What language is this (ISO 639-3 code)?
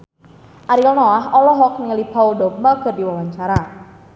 sun